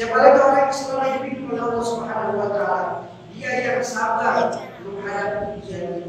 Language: Indonesian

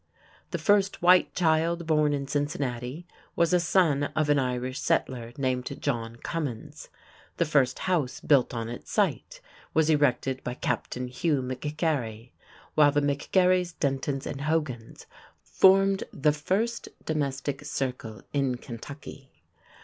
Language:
English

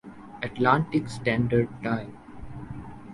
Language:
Urdu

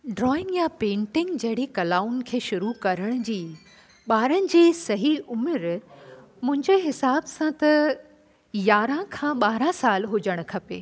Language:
Sindhi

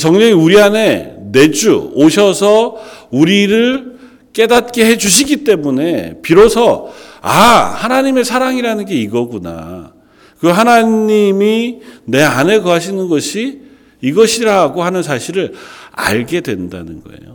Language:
Korean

